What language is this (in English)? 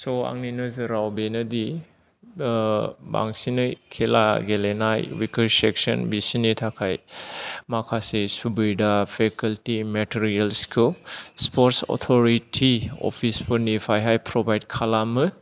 Bodo